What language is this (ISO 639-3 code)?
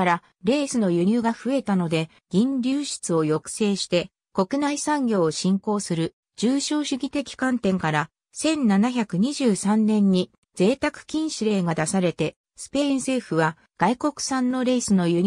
jpn